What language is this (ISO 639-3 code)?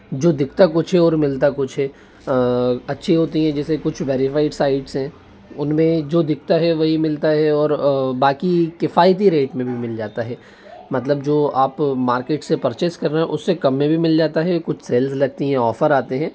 hin